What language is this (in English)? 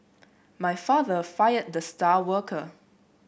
English